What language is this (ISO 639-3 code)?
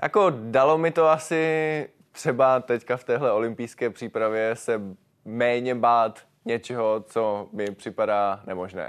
ces